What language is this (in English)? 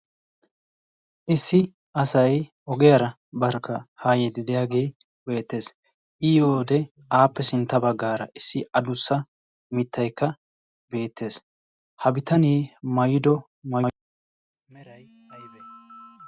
Wolaytta